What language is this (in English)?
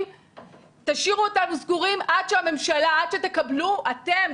Hebrew